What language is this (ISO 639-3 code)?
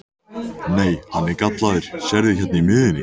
isl